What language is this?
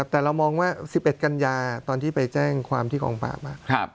Thai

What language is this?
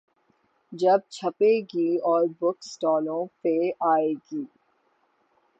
Urdu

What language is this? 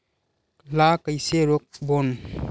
Chhattisgarhi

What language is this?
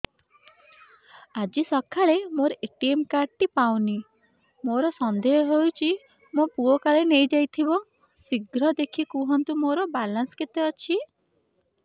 Odia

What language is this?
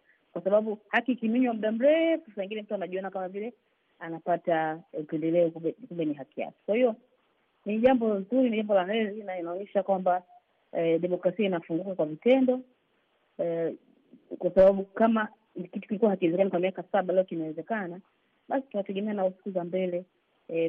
Swahili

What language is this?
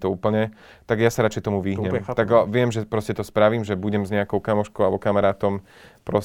Slovak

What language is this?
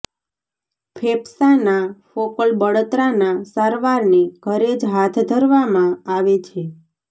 Gujarati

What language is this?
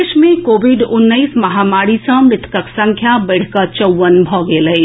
Maithili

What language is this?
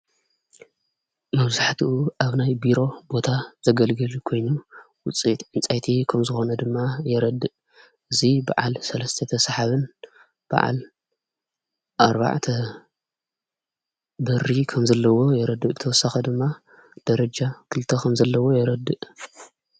Tigrinya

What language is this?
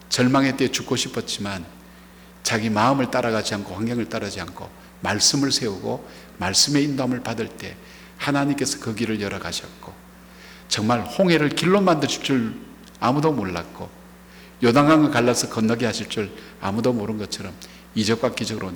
Korean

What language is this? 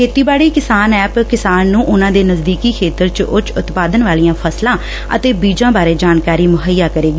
Punjabi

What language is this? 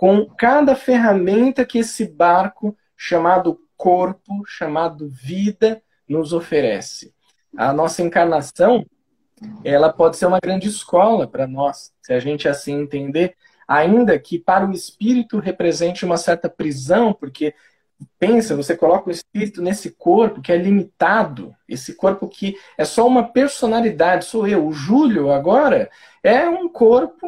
Portuguese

